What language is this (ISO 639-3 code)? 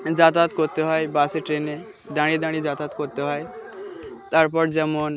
ben